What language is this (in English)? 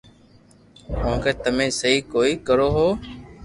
Loarki